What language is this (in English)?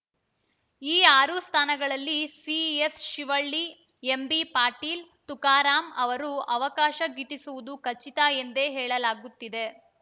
Kannada